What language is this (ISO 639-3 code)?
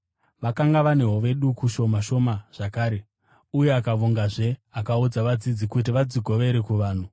sna